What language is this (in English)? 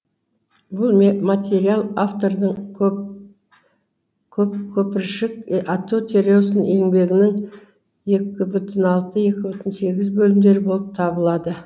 Kazakh